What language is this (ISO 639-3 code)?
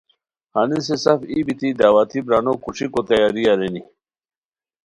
khw